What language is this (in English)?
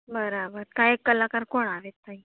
Gujarati